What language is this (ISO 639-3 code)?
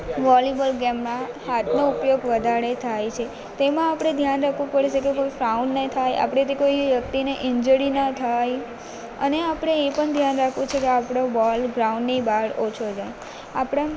guj